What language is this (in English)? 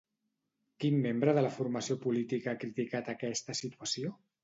Catalan